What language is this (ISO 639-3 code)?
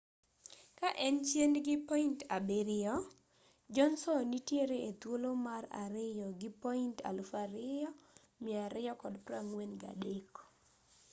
luo